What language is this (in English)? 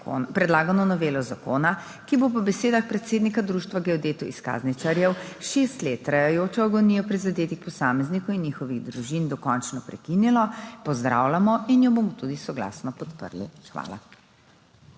Slovenian